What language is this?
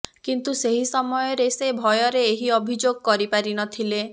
Odia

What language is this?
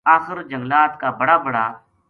Gujari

